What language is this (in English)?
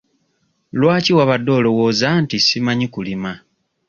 Ganda